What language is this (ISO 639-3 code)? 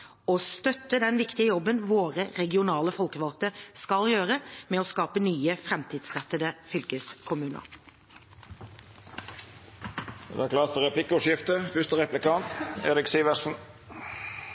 nor